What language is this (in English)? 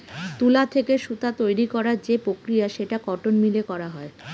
Bangla